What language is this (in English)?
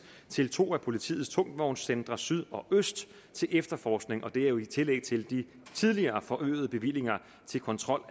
Danish